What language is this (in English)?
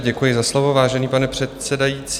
Czech